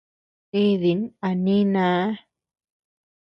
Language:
Tepeuxila Cuicatec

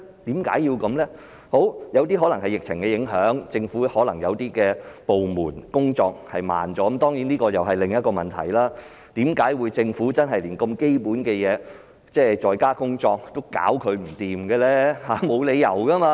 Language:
Cantonese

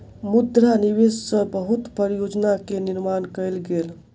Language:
Maithili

